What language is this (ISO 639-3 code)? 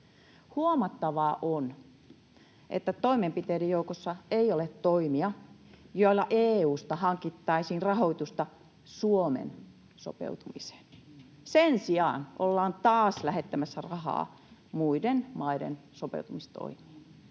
fin